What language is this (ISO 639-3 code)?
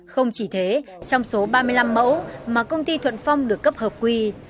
vie